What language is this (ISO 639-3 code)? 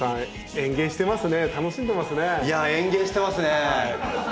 jpn